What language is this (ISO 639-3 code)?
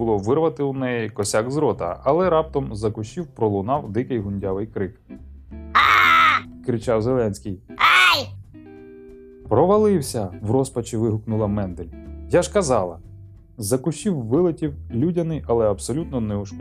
ukr